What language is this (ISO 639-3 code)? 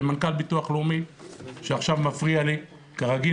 heb